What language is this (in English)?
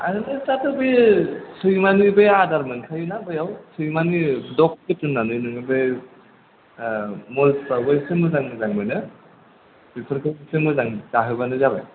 Bodo